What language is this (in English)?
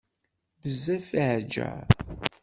Kabyle